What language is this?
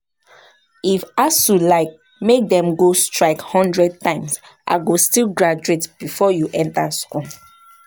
Nigerian Pidgin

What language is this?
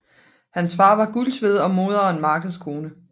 Danish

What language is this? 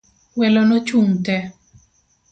Luo (Kenya and Tanzania)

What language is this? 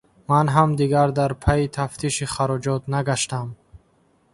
Tajik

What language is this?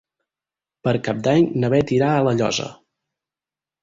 Catalan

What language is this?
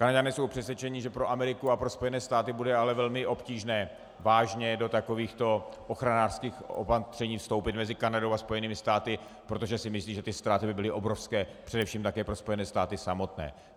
Czech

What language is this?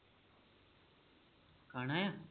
Punjabi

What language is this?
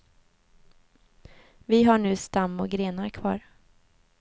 Swedish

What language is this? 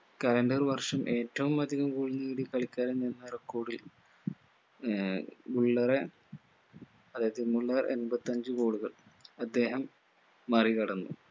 Malayalam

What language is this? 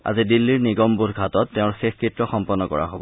Assamese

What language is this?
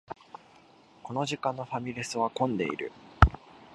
Japanese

